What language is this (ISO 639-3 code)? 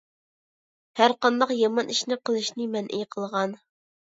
uig